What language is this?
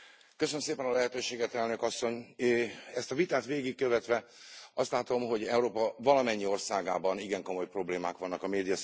Hungarian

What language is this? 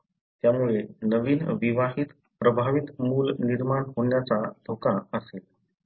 Marathi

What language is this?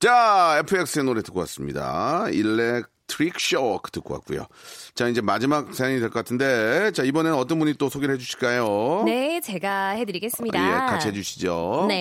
Korean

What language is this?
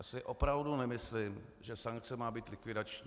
Czech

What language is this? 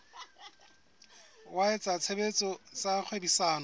Southern Sotho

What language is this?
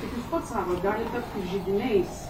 Lithuanian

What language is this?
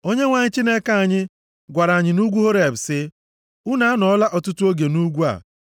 Igbo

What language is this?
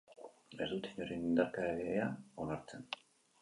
Basque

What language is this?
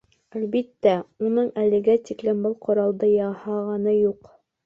Bashkir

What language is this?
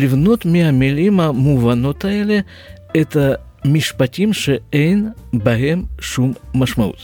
Hebrew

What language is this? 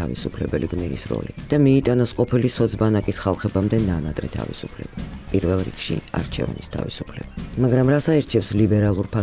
Romanian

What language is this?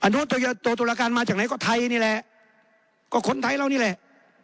Thai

